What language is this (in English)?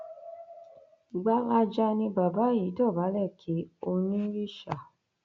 Yoruba